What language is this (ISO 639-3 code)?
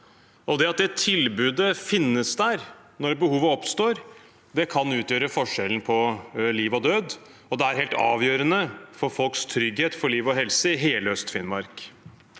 nor